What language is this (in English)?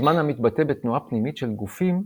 Hebrew